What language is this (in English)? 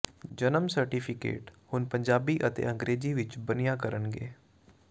Punjabi